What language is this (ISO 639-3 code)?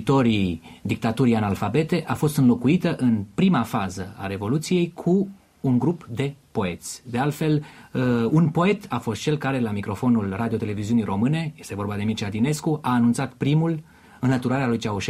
ron